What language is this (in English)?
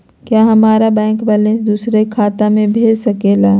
Magahi